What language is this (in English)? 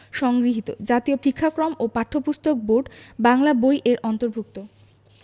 Bangla